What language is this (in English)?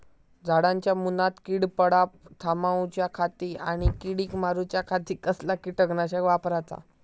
Marathi